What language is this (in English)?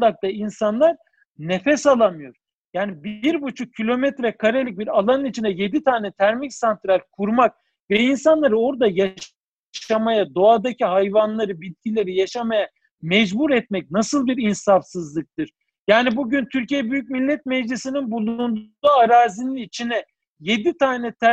Turkish